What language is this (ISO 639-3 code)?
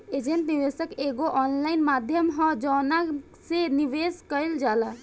bho